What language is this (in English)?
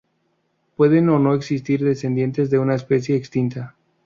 Spanish